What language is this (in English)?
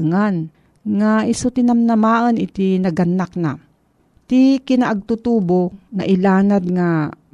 Filipino